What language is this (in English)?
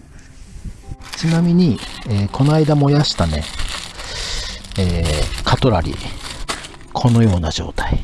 Japanese